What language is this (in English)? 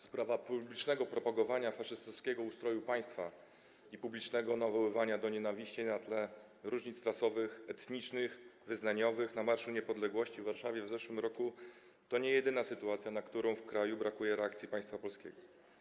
Polish